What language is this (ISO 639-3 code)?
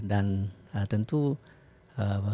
ind